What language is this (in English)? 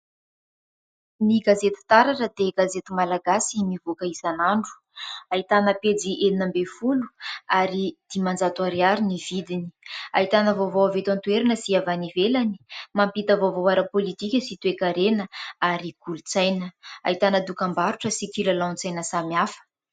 Malagasy